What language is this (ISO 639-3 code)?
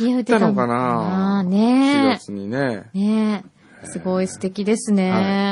jpn